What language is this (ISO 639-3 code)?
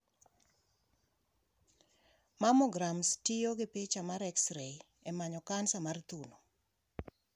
luo